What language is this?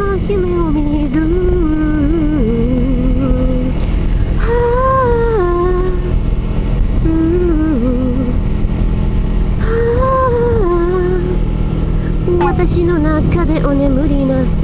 Japanese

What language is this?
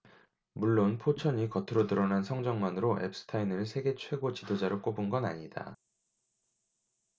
Korean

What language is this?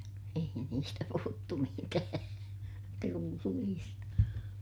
Finnish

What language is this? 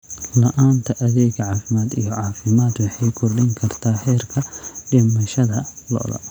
Somali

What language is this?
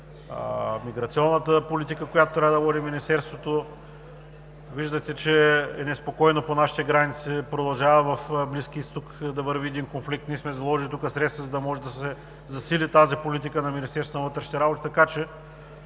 Bulgarian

